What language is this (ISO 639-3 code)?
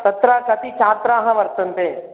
san